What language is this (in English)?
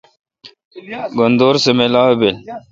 Kalkoti